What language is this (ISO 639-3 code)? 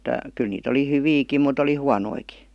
fin